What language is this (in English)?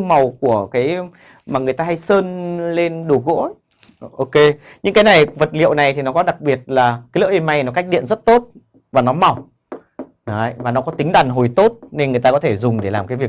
Vietnamese